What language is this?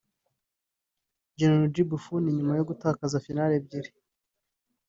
Kinyarwanda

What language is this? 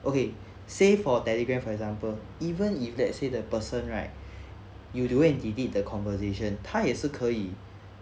English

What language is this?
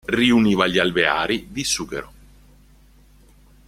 Italian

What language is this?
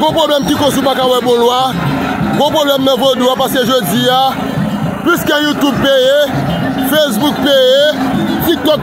French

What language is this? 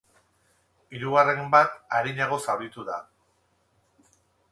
Basque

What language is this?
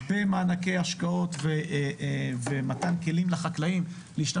Hebrew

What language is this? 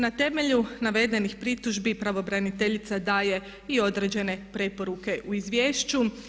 Croatian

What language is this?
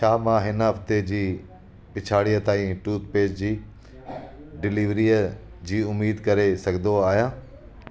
Sindhi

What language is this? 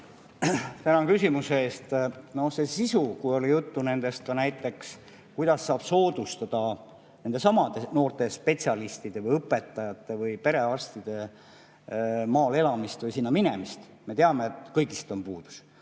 Estonian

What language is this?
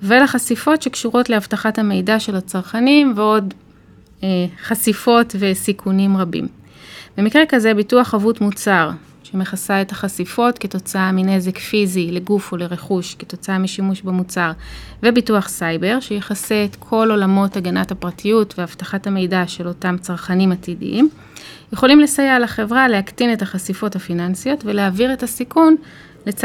Hebrew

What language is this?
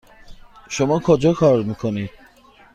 Persian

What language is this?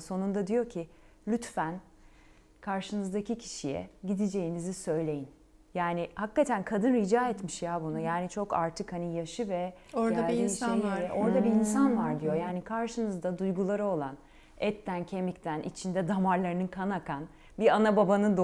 Turkish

